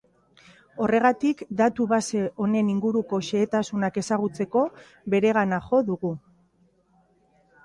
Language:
Basque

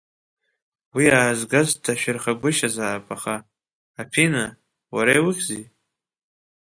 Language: Abkhazian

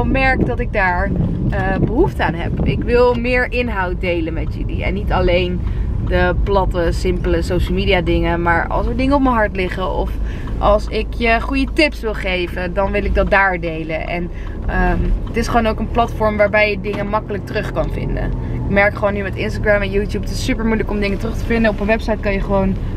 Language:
Dutch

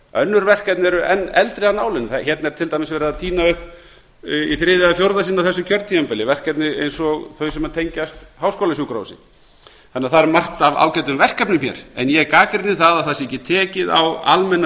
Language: Icelandic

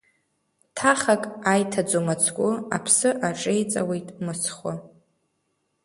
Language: Abkhazian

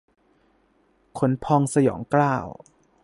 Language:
Thai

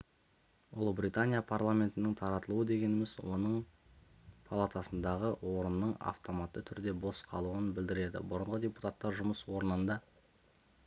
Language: Kazakh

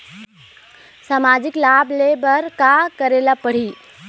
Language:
Chhattisgarhi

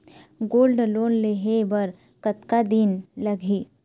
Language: Chhattisgarhi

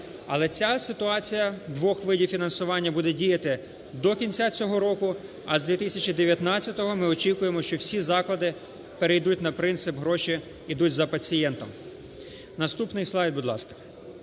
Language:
Ukrainian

